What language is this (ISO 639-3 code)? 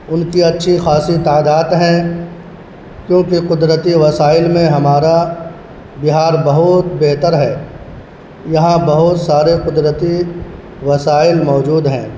urd